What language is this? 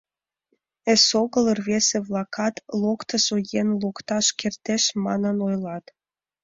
Mari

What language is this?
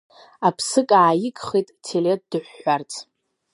Abkhazian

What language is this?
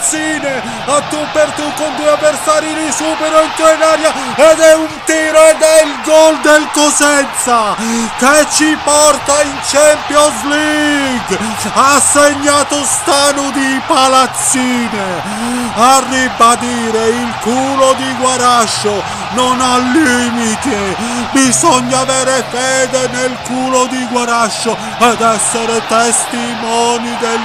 Italian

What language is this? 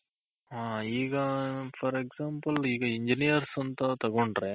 Kannada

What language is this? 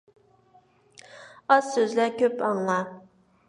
Uyghur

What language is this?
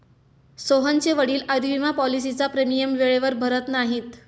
Marathi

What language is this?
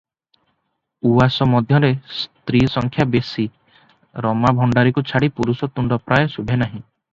Odia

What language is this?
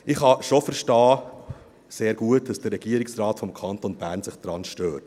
Swiss German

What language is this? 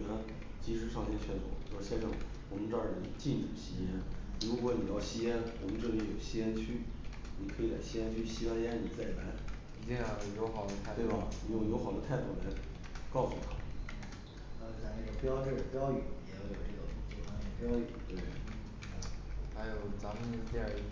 Chinese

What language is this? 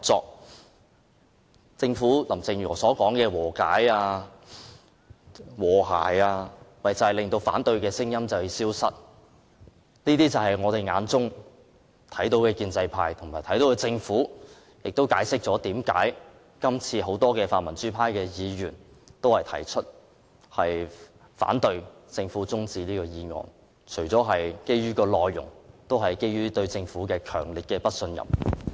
Cantonese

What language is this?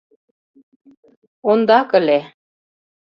Mari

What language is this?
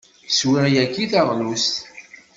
Kabyle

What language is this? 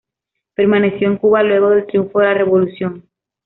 Spanish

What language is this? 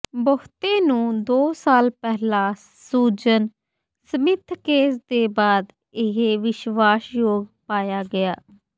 Punjabi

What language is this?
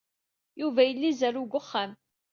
Kabyle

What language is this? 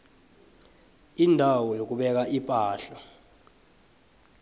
South Ndebele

